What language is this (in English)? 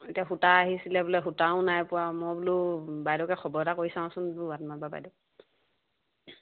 Assamese